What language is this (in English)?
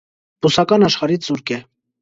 Armenian